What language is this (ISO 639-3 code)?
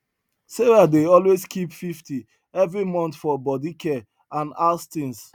pcm